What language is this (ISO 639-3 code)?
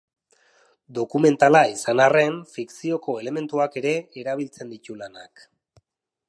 eus